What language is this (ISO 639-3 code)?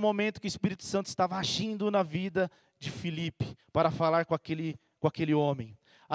por